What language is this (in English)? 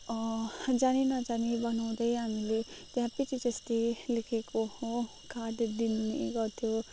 Nepali